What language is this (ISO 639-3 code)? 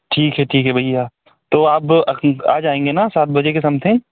hin